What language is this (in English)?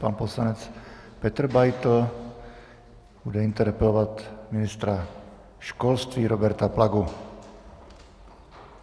Czech